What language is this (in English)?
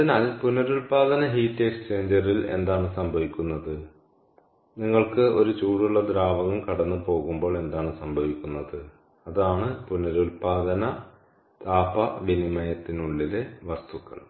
Malayalam